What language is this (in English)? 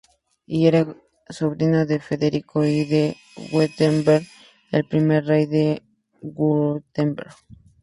Spanish